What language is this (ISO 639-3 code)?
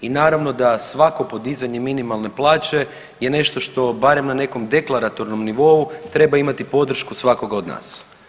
hrv